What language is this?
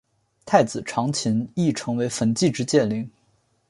Chinese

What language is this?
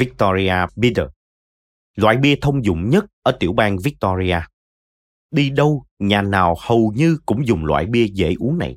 Vietnamese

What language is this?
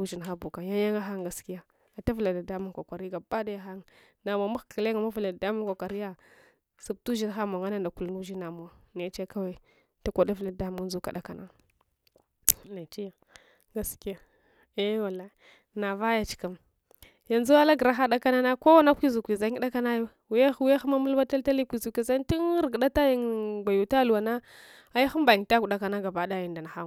Hwana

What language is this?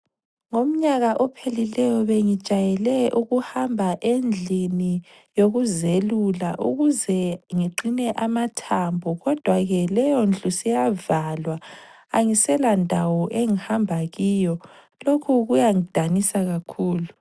North Ndebele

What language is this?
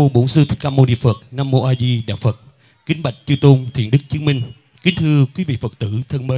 Vietnamese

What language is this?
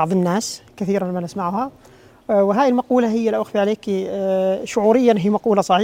Arabic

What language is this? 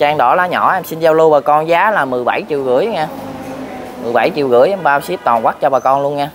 Vietnamese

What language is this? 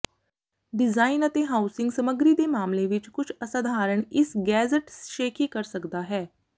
Punjabi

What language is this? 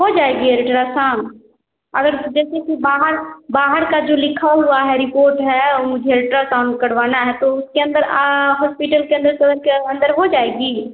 Hindi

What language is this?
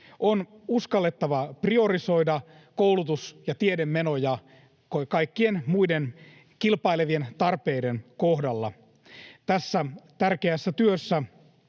Finnish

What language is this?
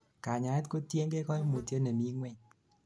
Kalenjin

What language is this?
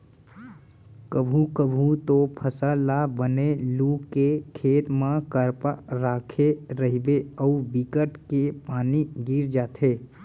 Chhattisgarhi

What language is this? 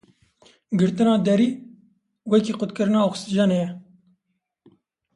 Kurdish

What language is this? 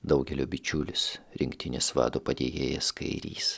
Lithuanian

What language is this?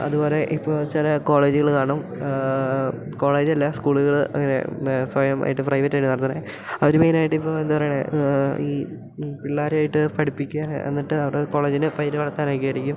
Malayalam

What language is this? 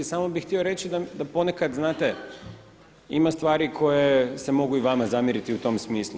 Croatian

